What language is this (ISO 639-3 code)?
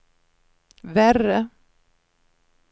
swe